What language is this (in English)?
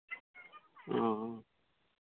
Santali